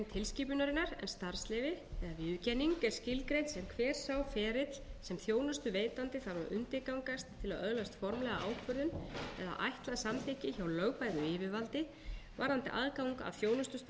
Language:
Icelandic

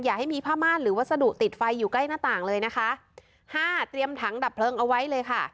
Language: Thai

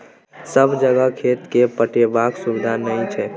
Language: Maithili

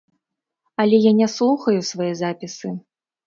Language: Belarusian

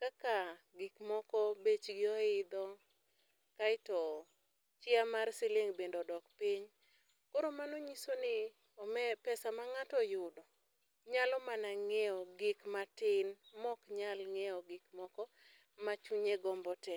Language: Luo (Kenya and Tanzania)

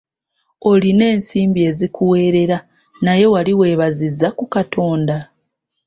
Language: Ganda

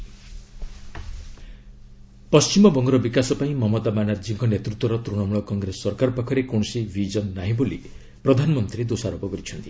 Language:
Odia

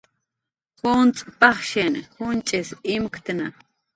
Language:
Jaqaru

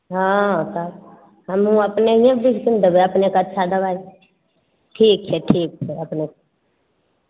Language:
Maithili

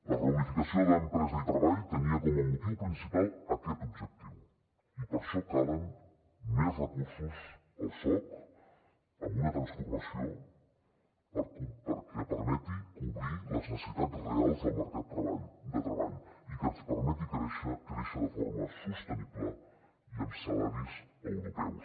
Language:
Catalan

